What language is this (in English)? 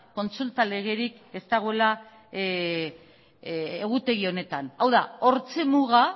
Basque